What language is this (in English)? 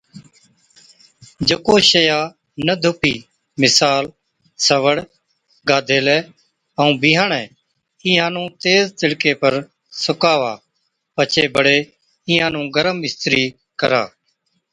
Od